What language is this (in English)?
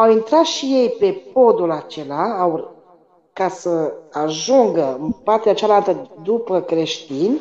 Romanian